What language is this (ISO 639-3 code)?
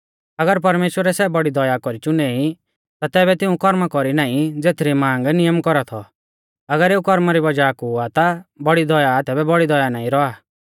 bfz